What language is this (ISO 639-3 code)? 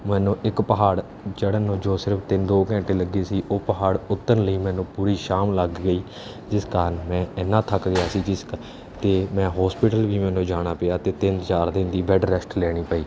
pan